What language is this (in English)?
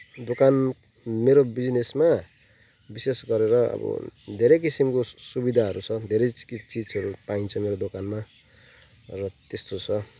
Nepali